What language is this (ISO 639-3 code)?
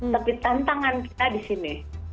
ind